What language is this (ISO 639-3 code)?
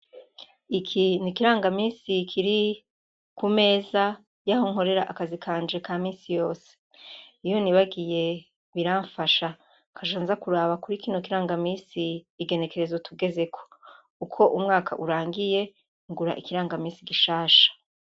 run